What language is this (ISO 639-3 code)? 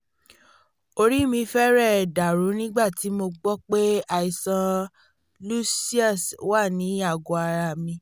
yor